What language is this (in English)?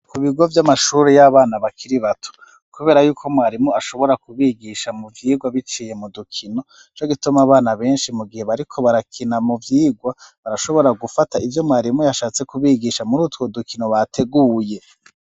Rundi